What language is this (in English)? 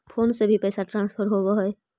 Magahi